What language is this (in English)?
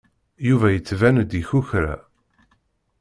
Kabyle